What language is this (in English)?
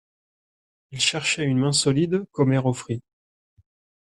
French